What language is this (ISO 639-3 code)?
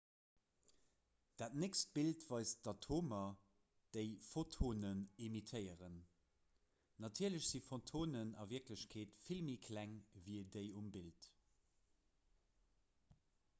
ltz